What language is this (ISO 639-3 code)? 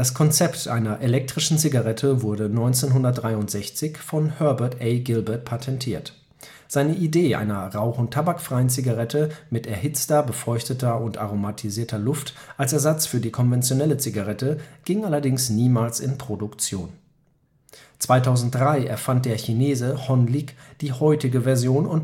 deu